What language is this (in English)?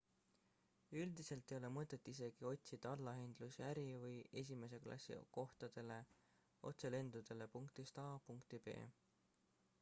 Estonian